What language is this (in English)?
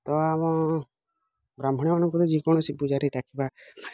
Odia